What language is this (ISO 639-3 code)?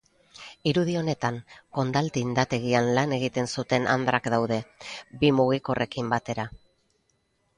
eus